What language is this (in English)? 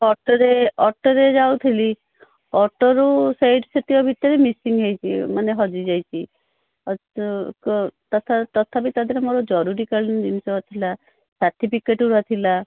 Odia